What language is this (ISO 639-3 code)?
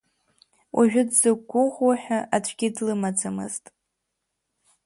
abk